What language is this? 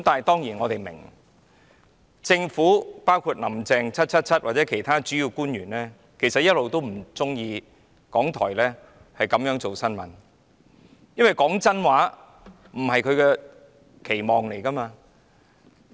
Cantonese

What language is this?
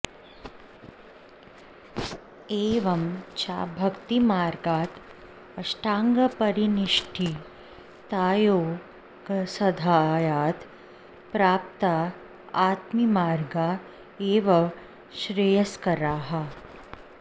Sanskrit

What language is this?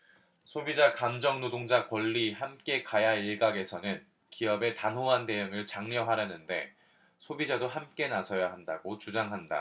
Korean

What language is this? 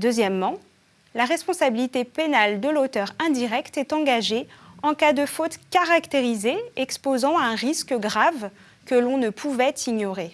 French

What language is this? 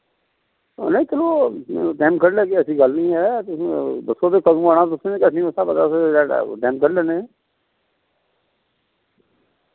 Dogri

